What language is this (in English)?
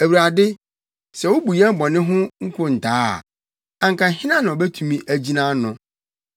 Akan